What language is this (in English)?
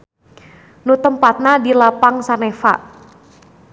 Sundanese